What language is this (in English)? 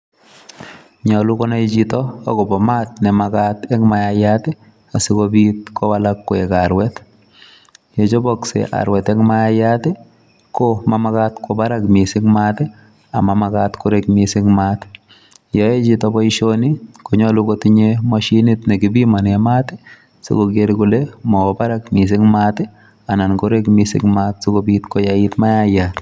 Kalenjin